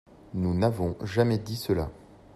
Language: French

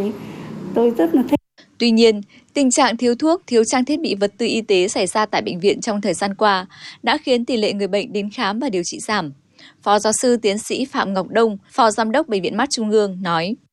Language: Vietnamese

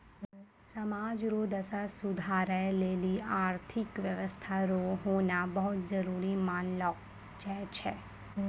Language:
Maithili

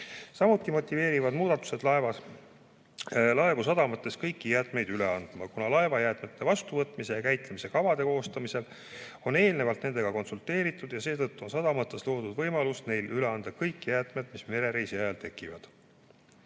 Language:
Estonian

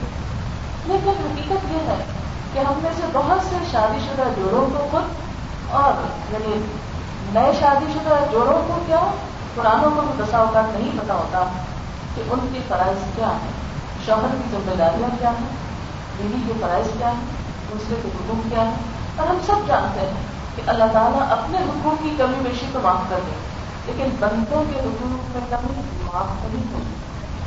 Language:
Urdu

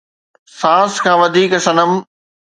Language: Sindhi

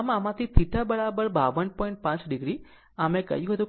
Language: Gujarati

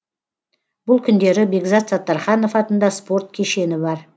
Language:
Kazakh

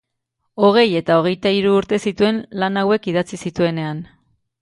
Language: Basque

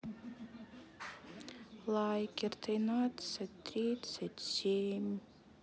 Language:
Russian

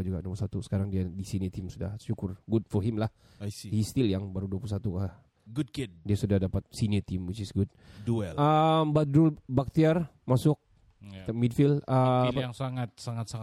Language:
Malay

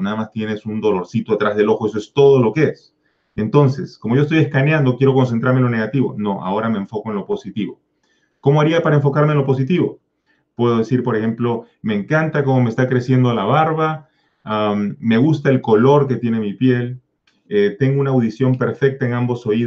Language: Spanish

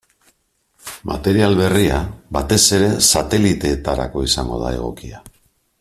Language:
Basque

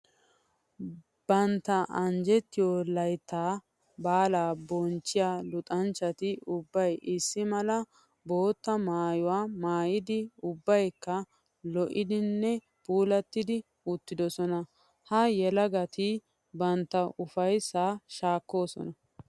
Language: Wolaytta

